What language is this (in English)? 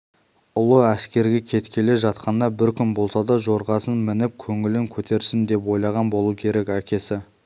Kazakh